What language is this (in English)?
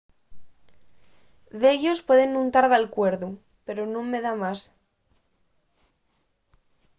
Asturian